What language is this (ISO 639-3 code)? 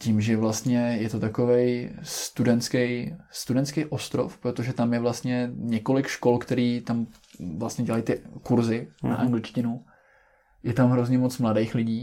ces